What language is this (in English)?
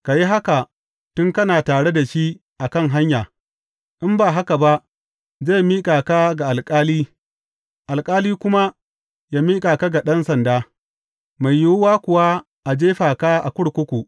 Hausa